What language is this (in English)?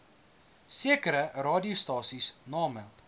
Afrikaans